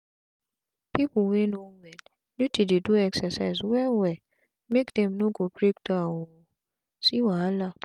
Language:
Nigerian Pidgin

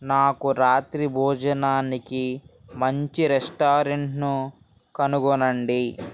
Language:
Telugu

